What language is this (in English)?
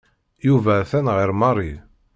Kabyle